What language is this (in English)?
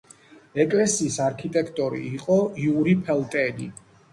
Georgian